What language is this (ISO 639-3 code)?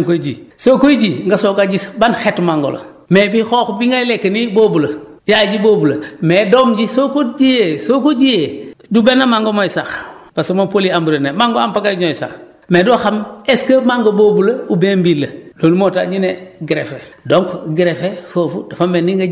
wol